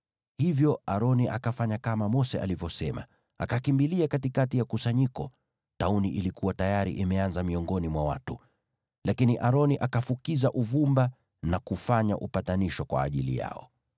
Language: Swahili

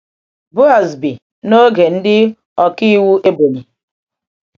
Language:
Igbo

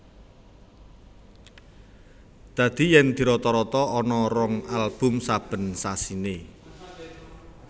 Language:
Javanese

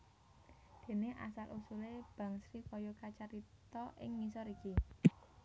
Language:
Javanese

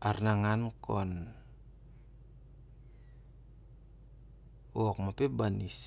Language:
Siar-Lak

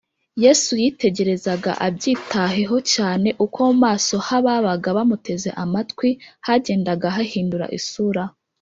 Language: Kinyarwanda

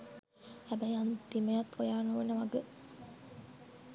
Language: Sinhala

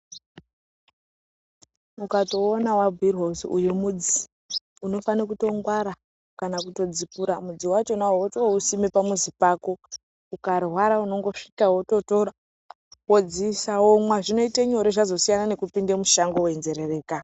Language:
Ndau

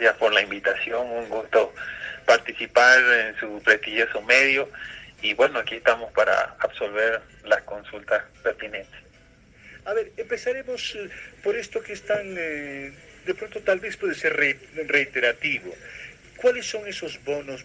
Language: Spanish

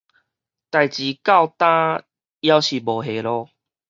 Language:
Min Nan Chinese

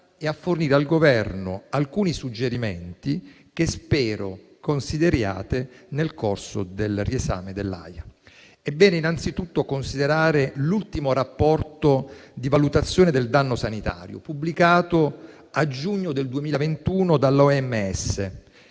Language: Italian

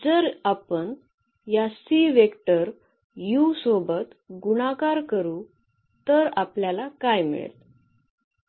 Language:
Marathi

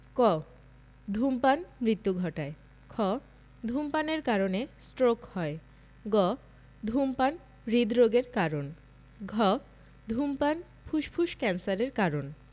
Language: Bangla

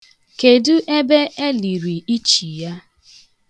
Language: Igbo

